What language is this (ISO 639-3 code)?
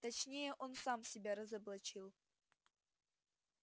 rus